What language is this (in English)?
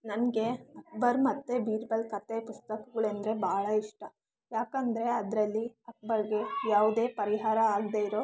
Kannada